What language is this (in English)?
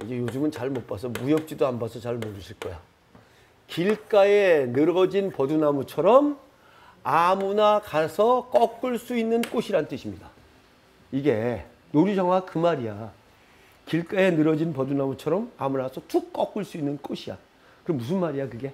Korean